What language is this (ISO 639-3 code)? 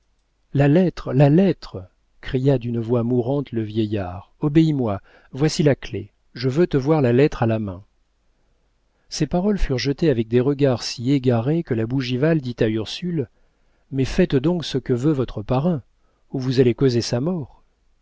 fra